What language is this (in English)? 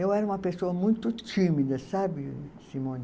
Portuguese